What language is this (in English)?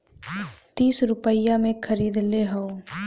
Bhojpuri